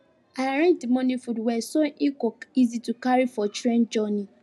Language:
Nigerian Pidgin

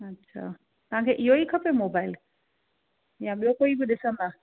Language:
Sindhi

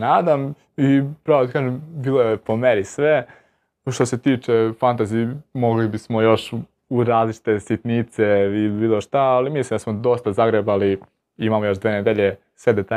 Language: Croatian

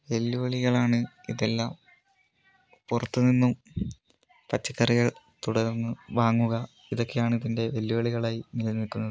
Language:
Malayalam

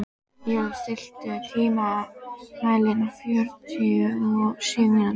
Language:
Icelandic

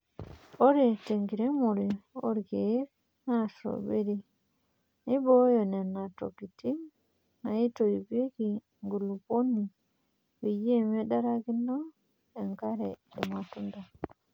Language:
Masai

